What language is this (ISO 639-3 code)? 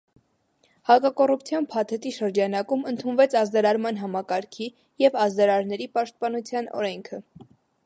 hye